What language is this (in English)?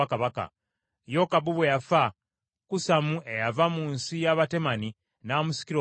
Ganda